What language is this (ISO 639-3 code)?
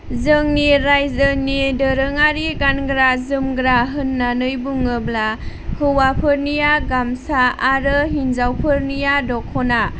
brx